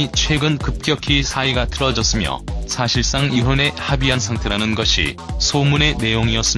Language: Korean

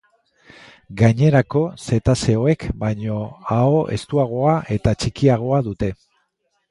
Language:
Basque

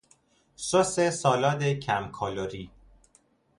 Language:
Persian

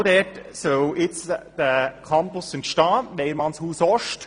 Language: Swiss German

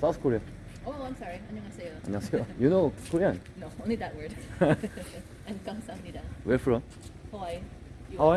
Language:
Korean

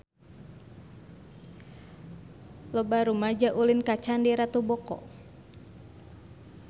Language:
Sundanese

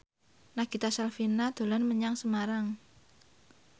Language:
Javanese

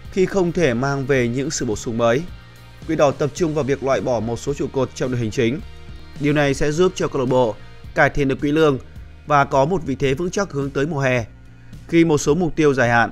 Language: Vietnamese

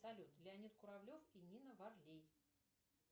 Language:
Russian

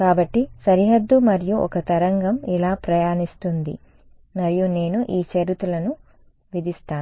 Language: Telugu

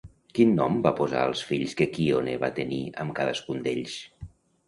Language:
Catalan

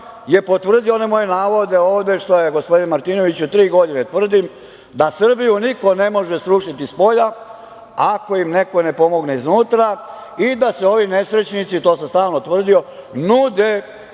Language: Serbian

